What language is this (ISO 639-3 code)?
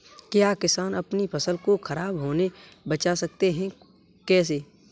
hin